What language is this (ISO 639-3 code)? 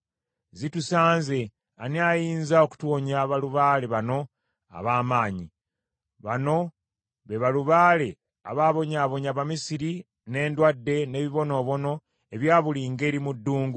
lug